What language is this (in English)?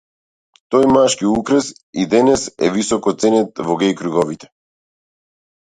Macedonian